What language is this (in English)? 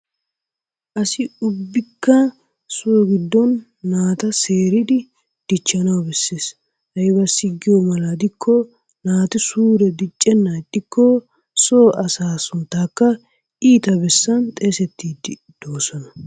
Wolaytta